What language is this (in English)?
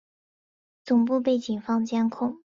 Chinese